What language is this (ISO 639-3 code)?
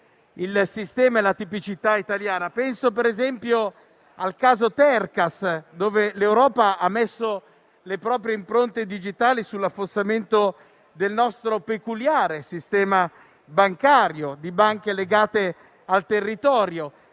ita